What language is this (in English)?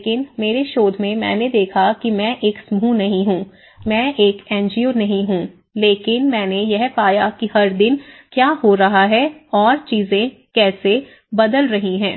Hindi